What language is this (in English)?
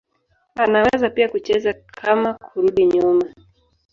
Swahili